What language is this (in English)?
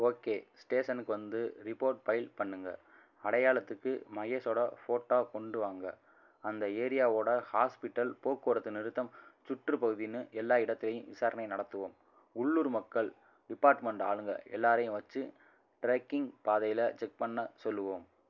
Tamil